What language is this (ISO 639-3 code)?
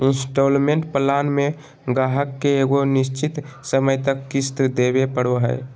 mag